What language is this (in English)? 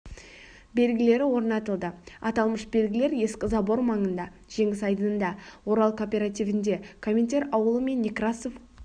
Kazakh